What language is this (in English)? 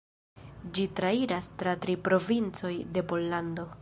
Esperanto